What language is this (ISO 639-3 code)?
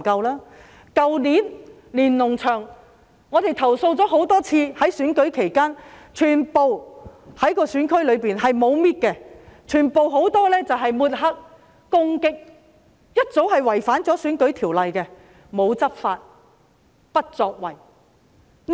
yue